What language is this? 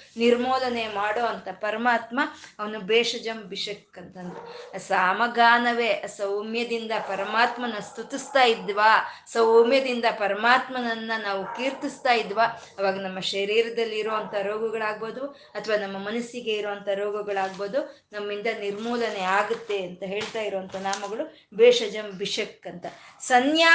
Kannada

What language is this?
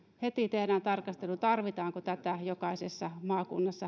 Finnish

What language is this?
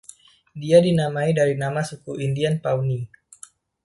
Indonesian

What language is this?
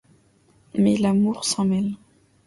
French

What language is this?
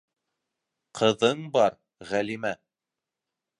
Bashkir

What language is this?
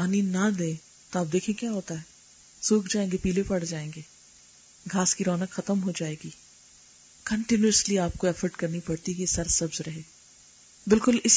Urdu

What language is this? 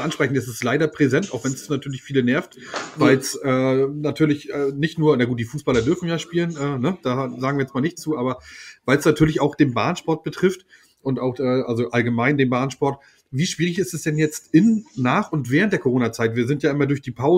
German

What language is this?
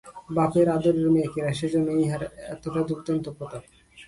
Bangla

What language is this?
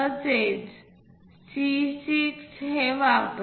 Marathi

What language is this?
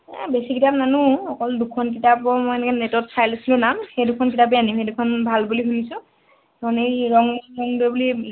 Assamese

